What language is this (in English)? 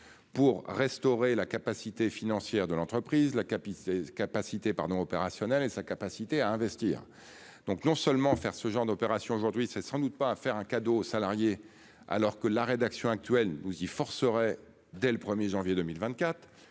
French